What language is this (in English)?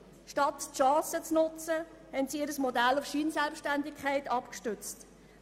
Swiss German